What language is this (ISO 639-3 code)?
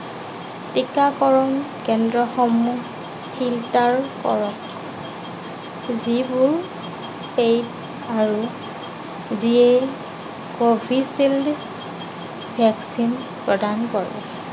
asm